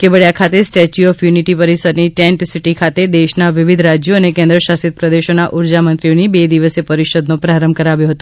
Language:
Gujarati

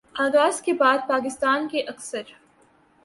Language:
Urdu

